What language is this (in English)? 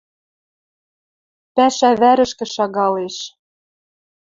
Western Mari